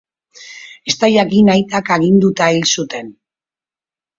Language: Basque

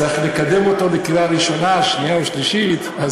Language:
Hebrew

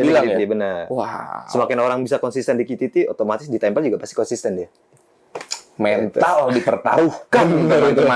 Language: Indonesian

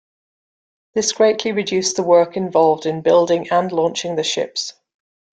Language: English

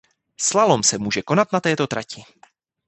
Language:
Czech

